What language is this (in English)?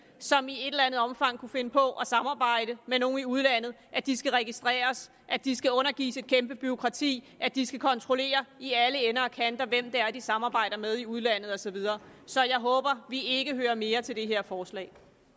Danish